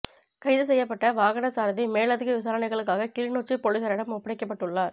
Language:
Tamil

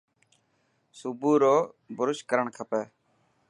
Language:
Dhatki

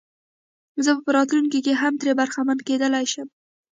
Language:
Pashto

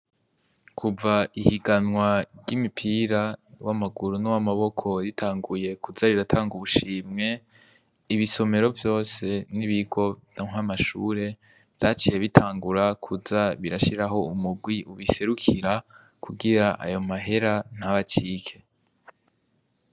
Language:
Rundi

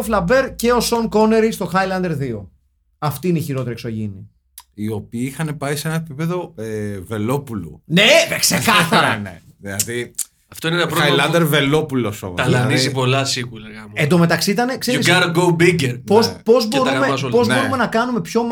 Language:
Greek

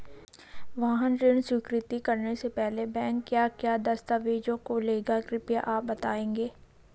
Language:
Hindi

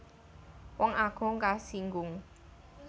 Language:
Javanese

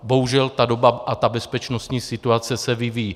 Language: Czech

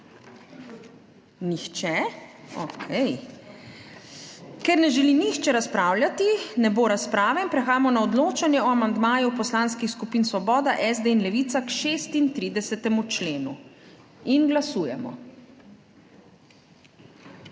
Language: Slovenian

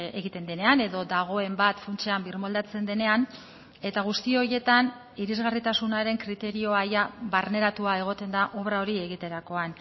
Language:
Basque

